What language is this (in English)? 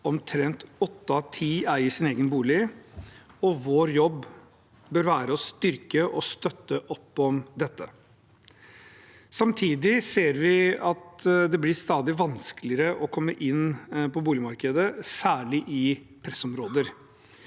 Norwegian